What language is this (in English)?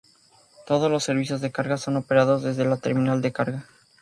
Spanish